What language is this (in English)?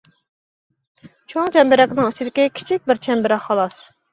Uyghur